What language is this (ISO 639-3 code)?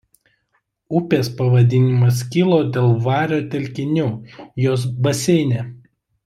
lit